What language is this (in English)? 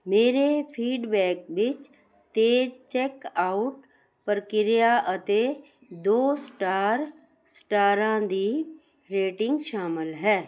Punjabi